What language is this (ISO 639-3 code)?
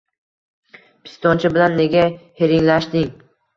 uzb